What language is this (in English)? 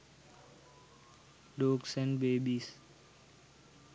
Sinhala